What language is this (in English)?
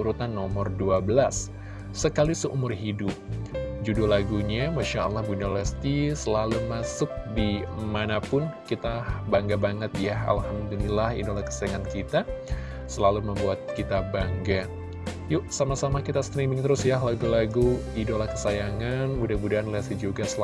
Indonesian